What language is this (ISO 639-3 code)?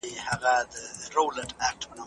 pus